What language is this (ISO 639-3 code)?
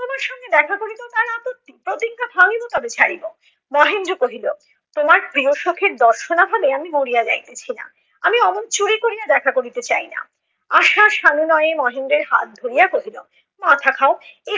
ben